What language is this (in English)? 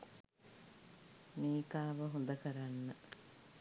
Sinhala